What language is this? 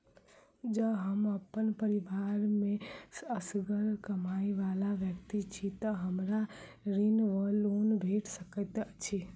Maithili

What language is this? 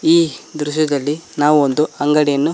Kannada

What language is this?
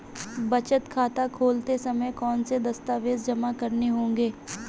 Hindi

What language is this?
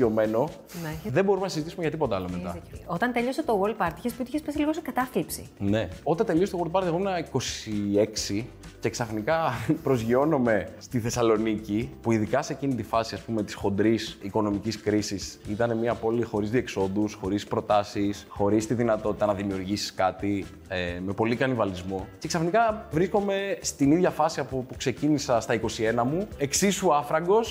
Greek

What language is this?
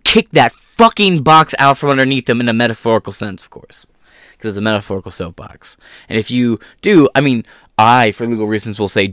English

